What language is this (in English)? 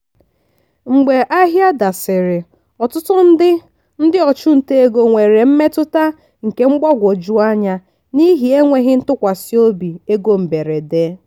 Igbo